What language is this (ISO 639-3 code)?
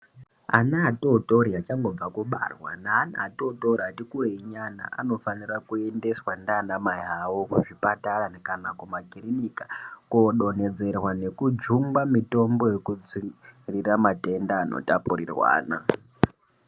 ndc